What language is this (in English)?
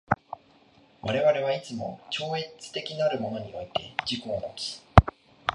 Japanese